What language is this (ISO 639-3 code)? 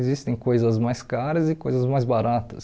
por